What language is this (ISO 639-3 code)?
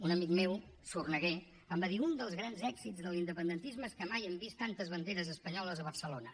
cat